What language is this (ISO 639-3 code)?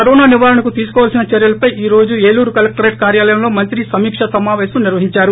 tel